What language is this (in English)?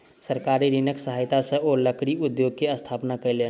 Maithili